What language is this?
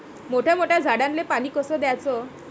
Marathi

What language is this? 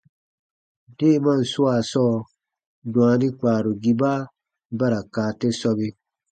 Baatonum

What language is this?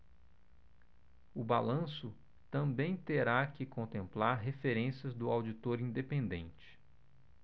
Portuguese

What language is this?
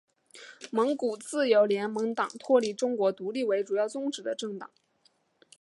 Chinese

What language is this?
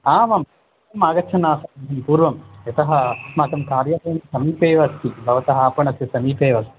Sanskrit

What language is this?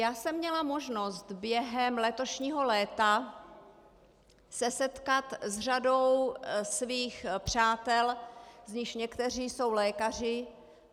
Czech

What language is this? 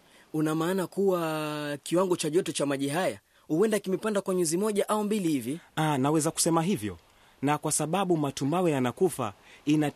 Swahili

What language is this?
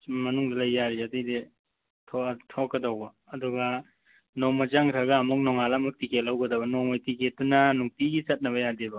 Manipuri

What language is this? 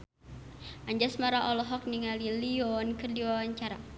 Sundanese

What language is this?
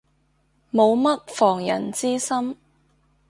Cantonese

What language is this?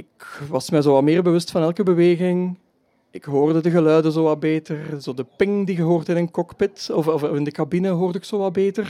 Dutch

